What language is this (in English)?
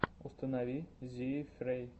Russian